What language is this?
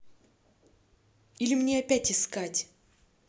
Russian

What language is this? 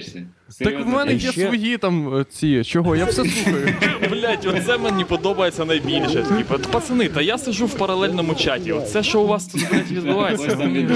Ukrainian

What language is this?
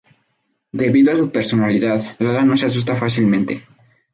Spanish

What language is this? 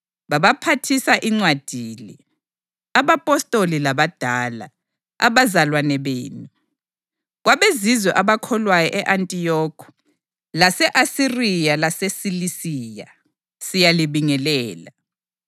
North Ndebele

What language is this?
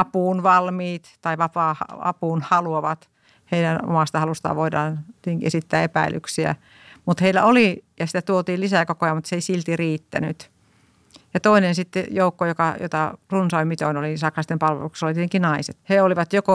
Finnish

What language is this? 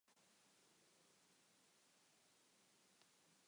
Basque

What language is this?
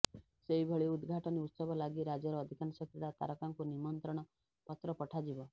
Odia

